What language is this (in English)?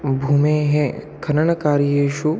Sanskrit